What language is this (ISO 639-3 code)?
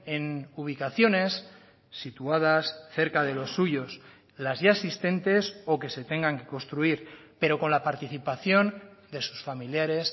spa